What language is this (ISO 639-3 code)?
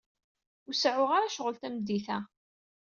kab